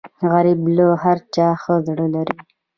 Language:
Pashto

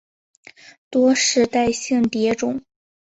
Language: Chinese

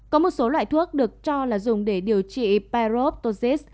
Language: Vietnamese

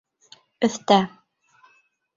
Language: Bashkir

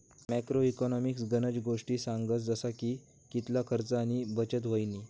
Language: Marathi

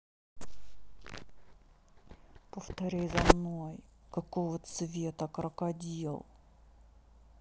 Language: Russian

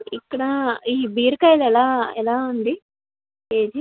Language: Telugu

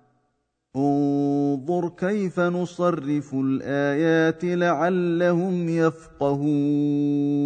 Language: Arabic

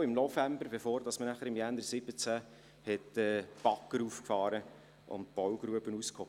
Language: Swiss German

